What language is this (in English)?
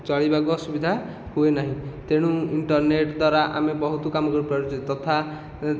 Odia